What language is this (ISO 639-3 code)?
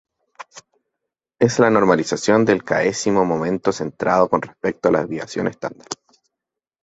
spa